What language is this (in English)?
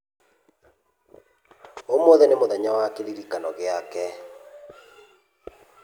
Kikuyu